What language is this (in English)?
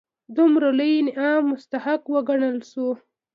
Pashto